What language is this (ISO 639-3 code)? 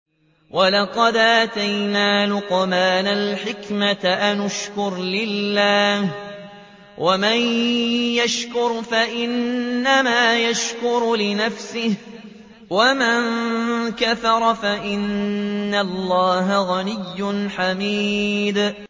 ara